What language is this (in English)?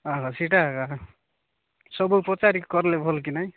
Odia